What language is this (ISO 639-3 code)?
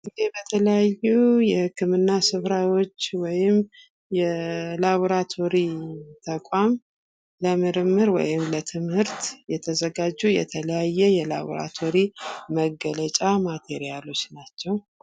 amh